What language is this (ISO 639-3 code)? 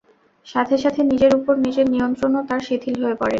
ben